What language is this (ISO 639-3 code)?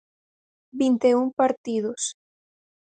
glg